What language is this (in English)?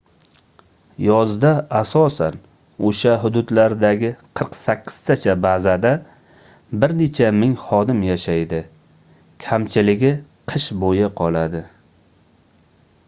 Uzbek